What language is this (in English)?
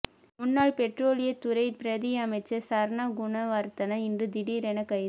Tamil